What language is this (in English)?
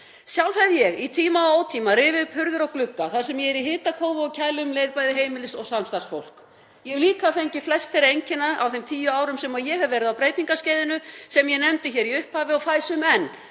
Icelandic